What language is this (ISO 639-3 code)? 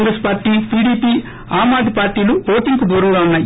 tel